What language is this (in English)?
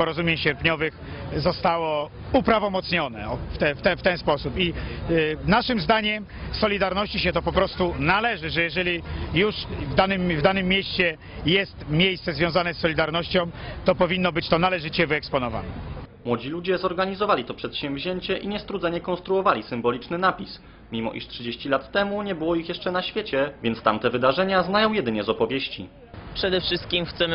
Polish